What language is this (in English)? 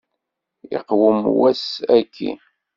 Kabyle